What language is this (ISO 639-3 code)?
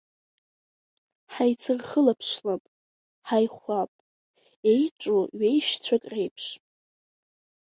abk